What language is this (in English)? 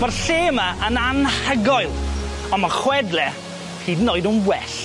Welsh